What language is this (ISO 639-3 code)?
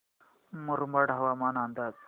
mar